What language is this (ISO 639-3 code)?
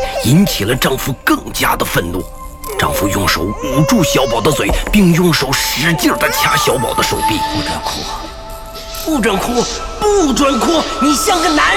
zho